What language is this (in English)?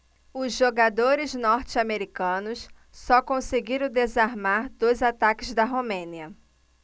Portuguese